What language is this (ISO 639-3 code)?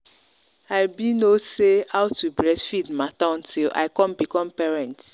pcm